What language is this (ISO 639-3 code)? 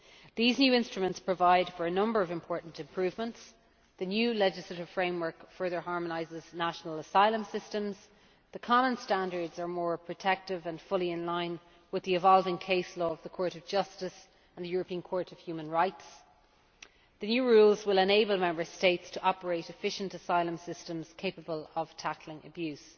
eng